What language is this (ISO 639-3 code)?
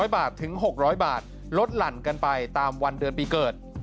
tha